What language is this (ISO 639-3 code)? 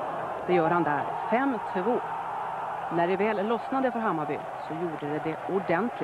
swe